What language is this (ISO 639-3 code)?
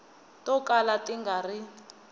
tso